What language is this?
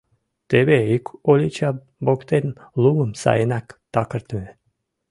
Mari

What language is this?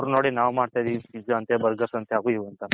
Kannada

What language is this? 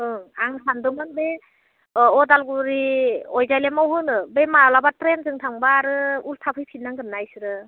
Bodo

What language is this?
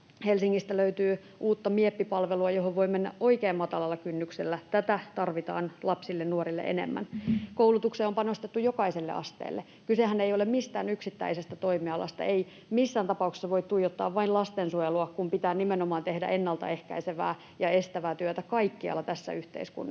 Finnish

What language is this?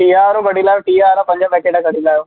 Sindhi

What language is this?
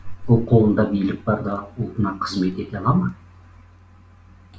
Kazakh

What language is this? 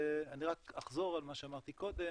Hebrew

